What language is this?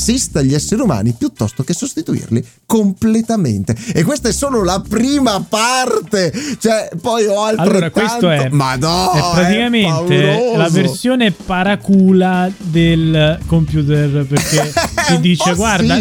Italian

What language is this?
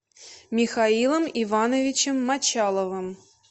Russian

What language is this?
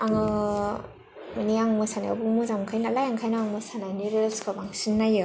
Bodo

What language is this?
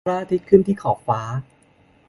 Thai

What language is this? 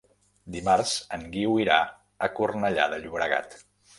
Catalan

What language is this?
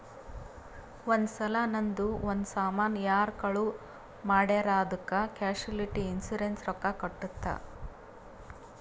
Kannada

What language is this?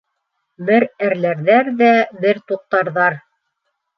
Bashkir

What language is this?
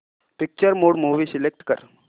Marathi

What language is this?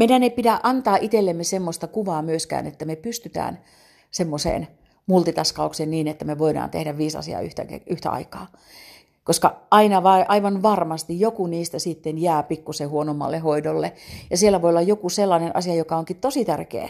Finnish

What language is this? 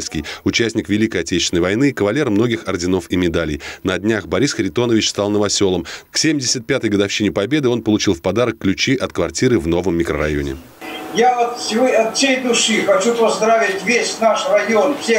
Russian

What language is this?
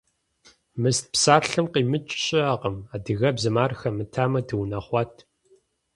Kabardian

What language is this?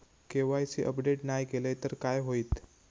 Marathi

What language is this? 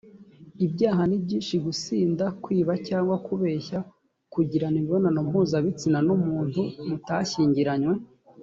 Kinyarwanda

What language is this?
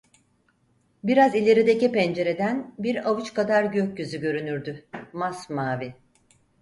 Turkish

